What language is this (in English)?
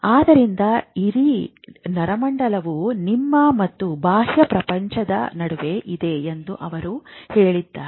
Kannada